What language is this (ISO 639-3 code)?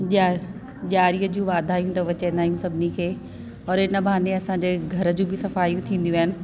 snd